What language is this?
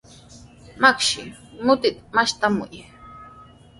Sihuas Ancash Quechua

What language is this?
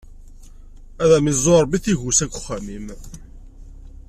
Kabyle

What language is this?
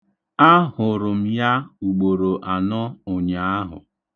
Igbo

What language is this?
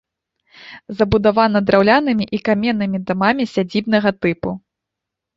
Belarusian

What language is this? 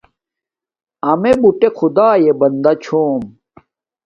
Domaaki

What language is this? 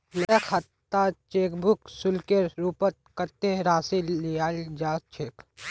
Magahi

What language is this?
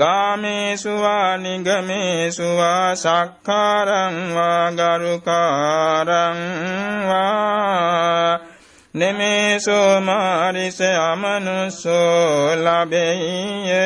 Vietnamese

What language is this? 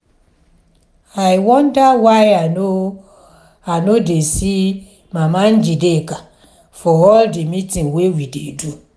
Nigerian Pidgin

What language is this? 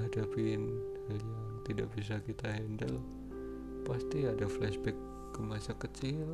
Indonesian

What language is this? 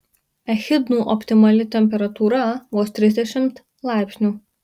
Lithuanian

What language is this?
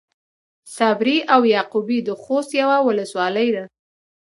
Pashto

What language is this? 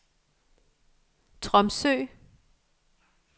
Danish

